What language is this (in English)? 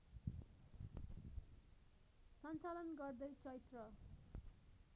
Nepali